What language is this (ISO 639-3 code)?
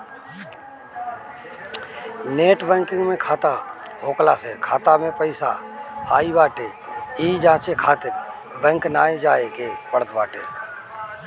bho